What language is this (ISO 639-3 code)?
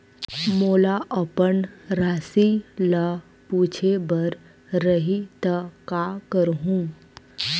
hne